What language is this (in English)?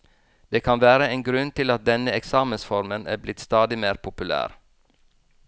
Norwegian